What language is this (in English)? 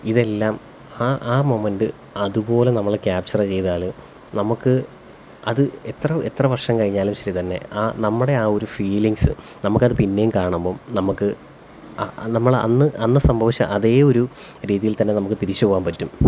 Malayalam